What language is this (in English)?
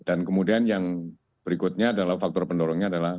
Indonesian